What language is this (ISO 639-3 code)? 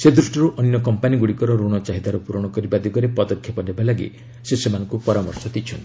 ori